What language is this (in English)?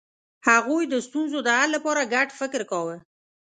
Pashto